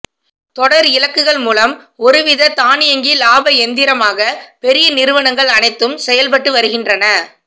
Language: Tamil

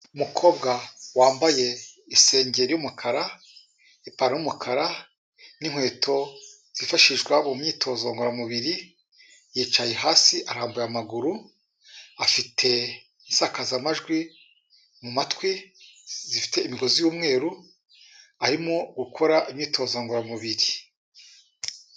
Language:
Kinyarwanda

